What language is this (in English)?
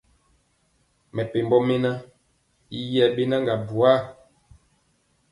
Mpiemo